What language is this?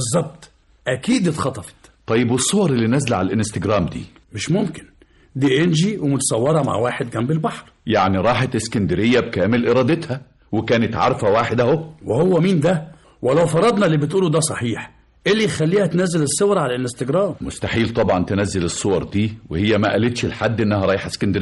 Arabic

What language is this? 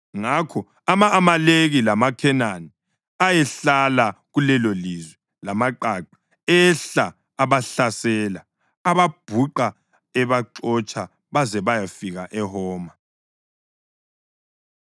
North Ndebele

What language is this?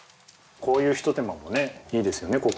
Japanese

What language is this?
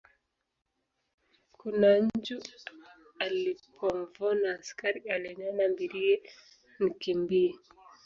Swahili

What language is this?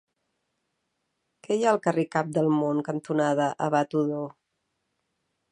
Catalan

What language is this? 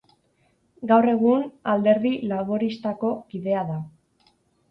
Basque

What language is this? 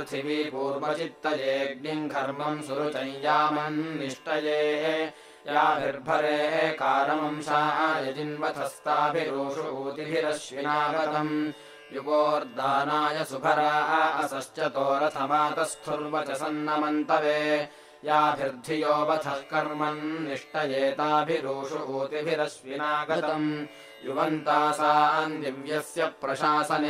Kannada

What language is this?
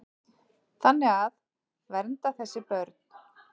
Icelandic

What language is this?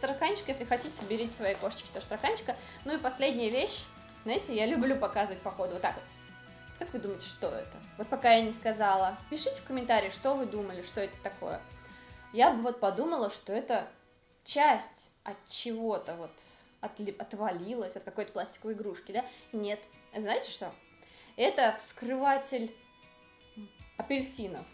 Russian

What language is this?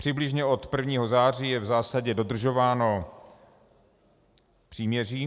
Czech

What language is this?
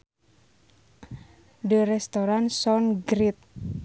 Sundanese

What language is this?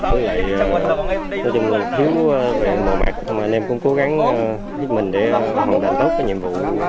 Vietnamese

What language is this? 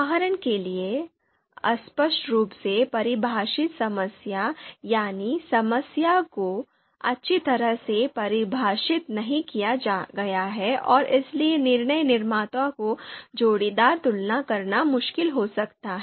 Hindi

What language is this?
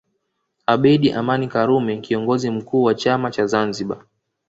Swahili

